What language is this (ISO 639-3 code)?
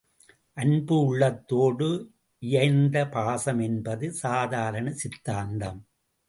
tam